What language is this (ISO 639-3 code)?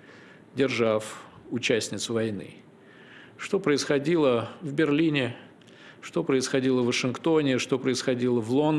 rus